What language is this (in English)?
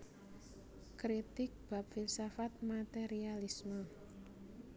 Javanese